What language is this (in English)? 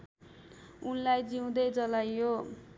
Nepali